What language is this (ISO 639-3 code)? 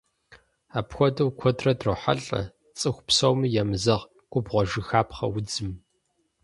kbd